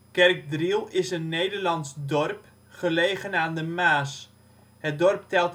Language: Dutch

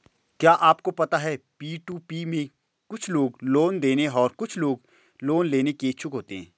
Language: Hindi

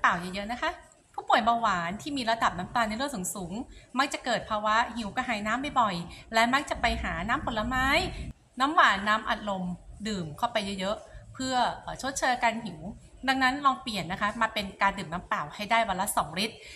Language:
Thai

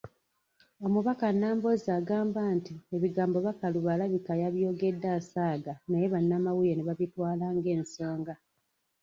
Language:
Ganda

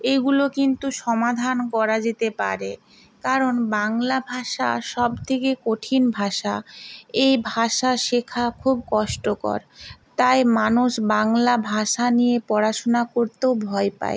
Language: Bangla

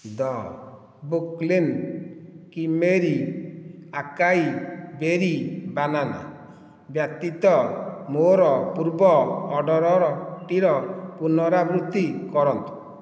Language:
Odia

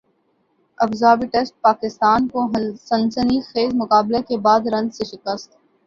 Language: Urdu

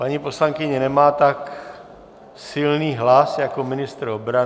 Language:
Czech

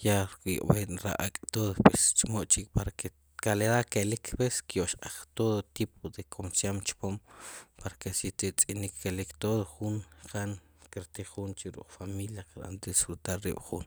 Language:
Sipacapense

